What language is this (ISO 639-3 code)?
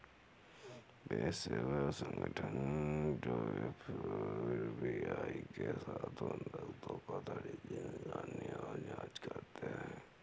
hin